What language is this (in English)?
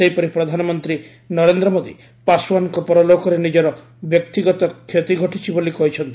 Odia